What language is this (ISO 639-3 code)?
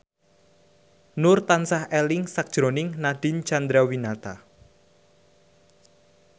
jav